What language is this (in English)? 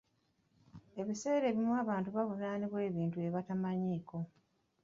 Ganda